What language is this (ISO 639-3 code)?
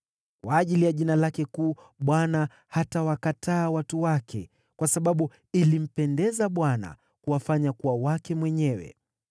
swa